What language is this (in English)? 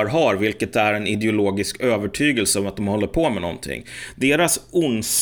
Swedish